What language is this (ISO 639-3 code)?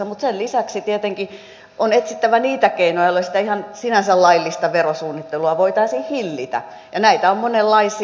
fin